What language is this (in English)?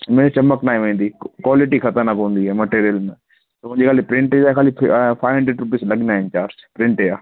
Sindhi